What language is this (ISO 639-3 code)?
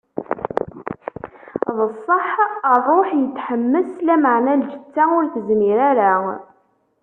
kab